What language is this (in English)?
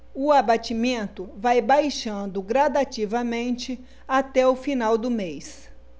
Portuguese